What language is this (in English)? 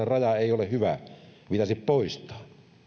Finnish